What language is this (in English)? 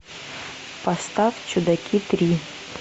Russian